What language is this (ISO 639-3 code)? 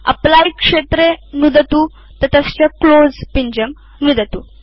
san